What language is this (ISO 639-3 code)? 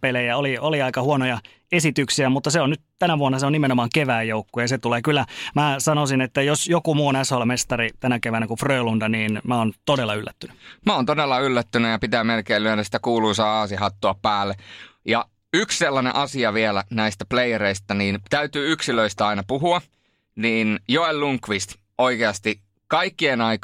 fin